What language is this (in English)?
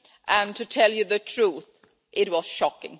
English